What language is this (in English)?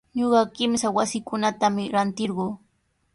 Sihuas Ancash Quechua